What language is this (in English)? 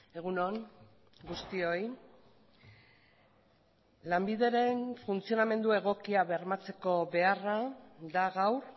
Basque